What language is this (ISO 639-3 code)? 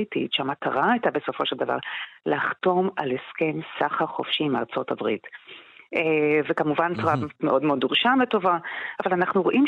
heb